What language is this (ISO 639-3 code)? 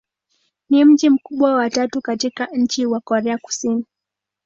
swa